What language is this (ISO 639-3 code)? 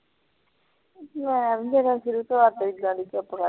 pan